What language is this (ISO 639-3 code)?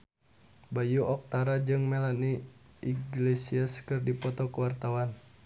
sun